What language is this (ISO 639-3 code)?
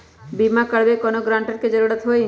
mag